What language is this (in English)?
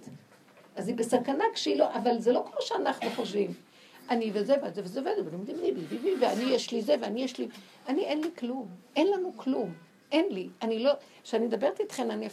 Hebrew